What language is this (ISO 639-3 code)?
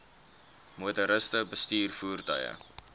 afr